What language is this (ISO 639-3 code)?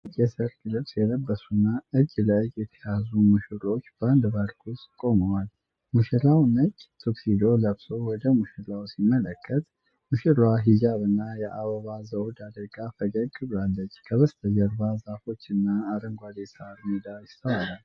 amh